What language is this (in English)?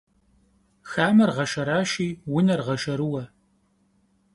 Kabardian